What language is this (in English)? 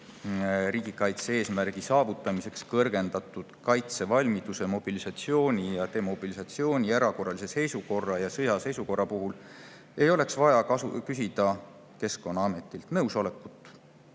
Estonian